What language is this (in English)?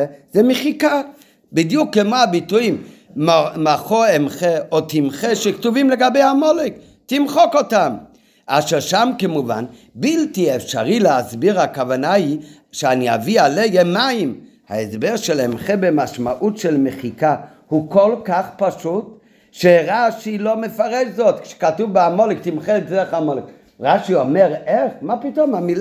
Hebrew